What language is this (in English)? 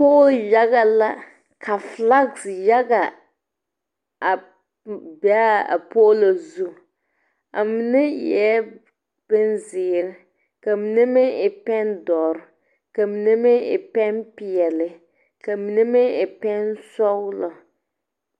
Southern Dagaare